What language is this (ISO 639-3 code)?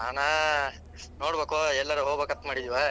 kan